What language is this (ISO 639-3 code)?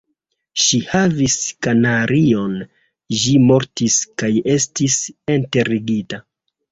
epo